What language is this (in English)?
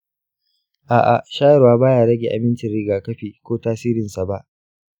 Hausa